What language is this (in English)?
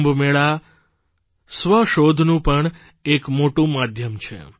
Gujarati